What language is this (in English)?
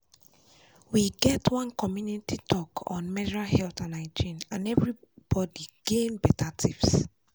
Nigerian Pidgin